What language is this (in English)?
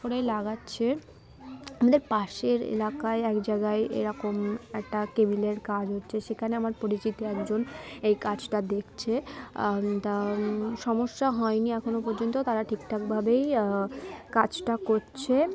Bangla